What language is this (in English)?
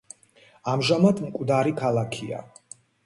Georgian